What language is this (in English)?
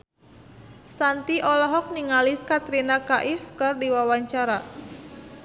Sundanese